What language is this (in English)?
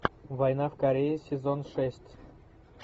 Russian